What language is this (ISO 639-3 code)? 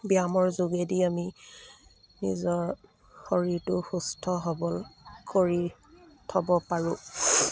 asm